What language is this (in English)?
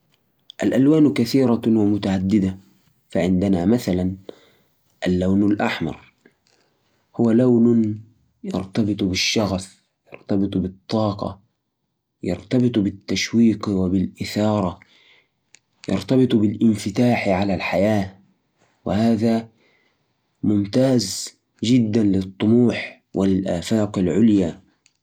Najdi Arabic